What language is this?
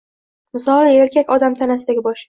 Uzbek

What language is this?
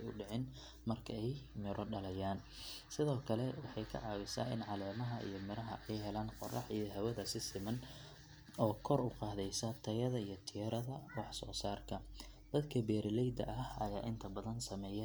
Somali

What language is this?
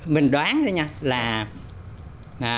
Vietnamese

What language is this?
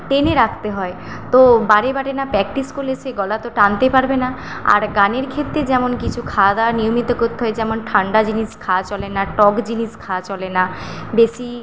Bangla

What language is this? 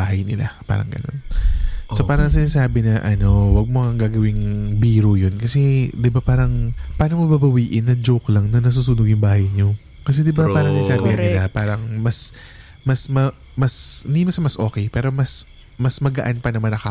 Filipino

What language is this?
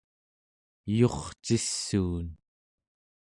Central Yupik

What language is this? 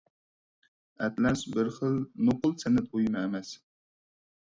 Uyghur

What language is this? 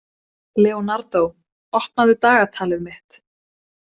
Icelandic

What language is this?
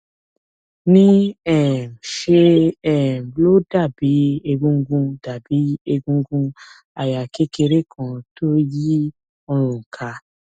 Yoruba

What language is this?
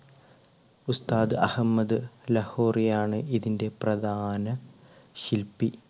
Malayalam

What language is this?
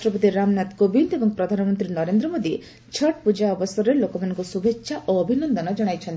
Odia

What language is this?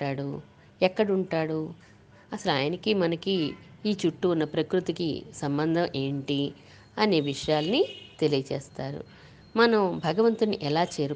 Telugu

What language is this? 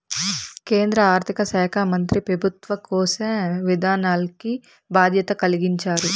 Telugu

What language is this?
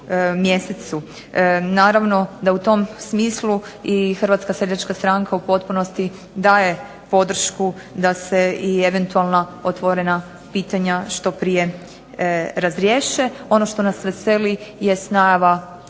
Croatian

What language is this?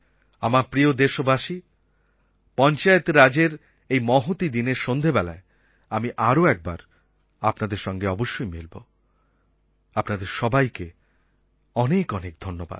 Bangla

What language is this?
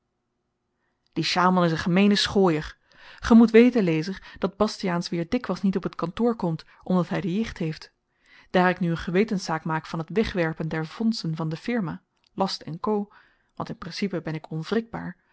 Dutch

